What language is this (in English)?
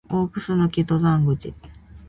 Japanese